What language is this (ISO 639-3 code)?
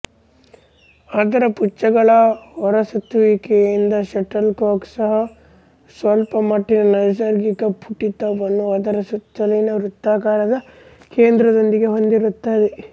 kan